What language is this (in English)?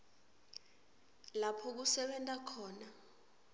Swati